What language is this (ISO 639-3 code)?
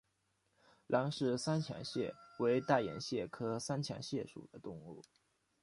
zho